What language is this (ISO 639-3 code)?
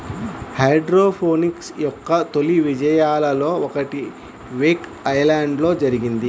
tel